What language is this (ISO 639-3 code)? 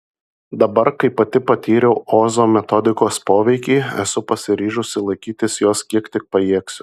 lit